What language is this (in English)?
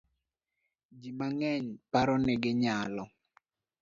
Luo (Kenya and Tanzania)